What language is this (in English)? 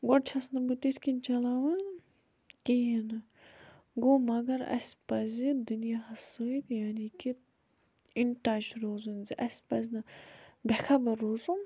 Kashmiri